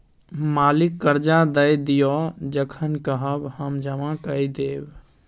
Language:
Maithili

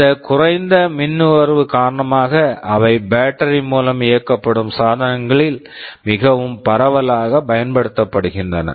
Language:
Tamil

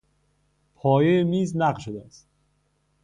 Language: Persian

